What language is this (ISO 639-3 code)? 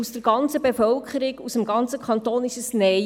gsw